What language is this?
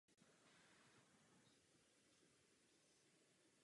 Czech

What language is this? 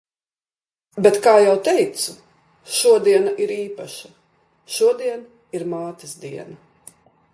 Latvian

